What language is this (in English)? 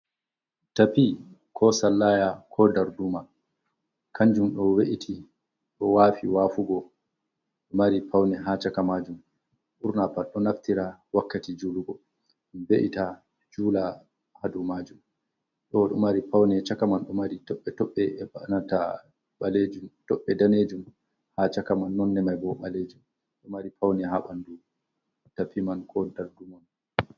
Fula